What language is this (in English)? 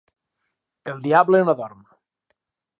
Catalan